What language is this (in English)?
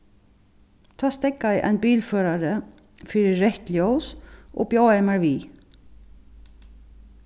Faroese